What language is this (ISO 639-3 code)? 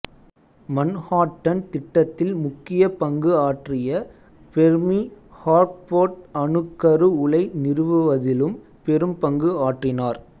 tam